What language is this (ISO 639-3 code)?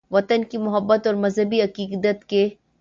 urd